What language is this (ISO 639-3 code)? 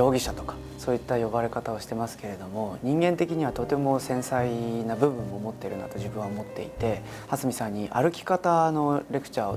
jpn